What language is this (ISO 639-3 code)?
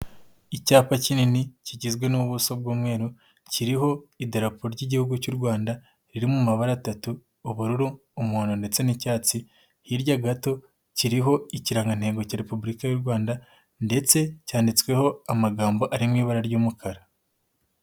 kin